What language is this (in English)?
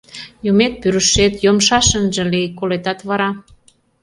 Mari